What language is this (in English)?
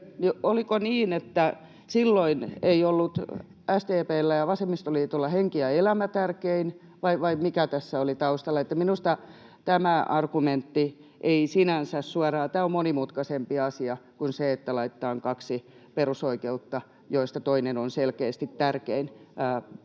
Finnish